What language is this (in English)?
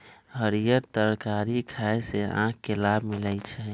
Magahi